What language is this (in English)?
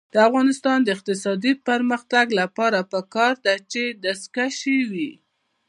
Pashto